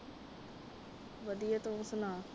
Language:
Punjabi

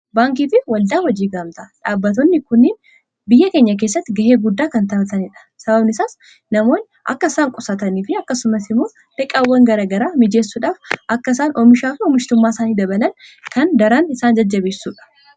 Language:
Oromo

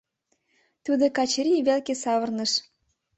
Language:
Mari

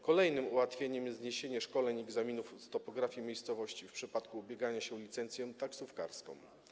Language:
Polish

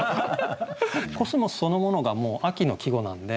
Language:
Japanese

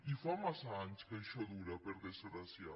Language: Catalan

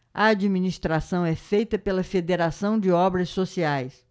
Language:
Portuguese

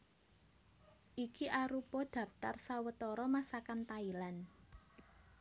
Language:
Javanese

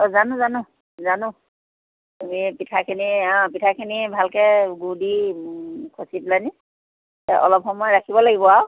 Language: Assamese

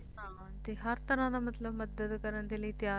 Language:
Punjabi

